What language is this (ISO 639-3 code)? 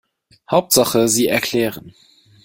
deu